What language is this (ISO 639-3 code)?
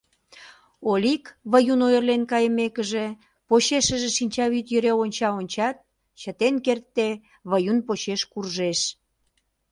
chm